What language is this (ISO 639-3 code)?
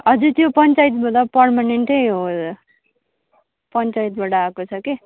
nep